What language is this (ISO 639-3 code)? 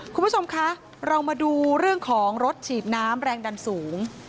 tha